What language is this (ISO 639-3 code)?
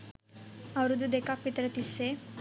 sin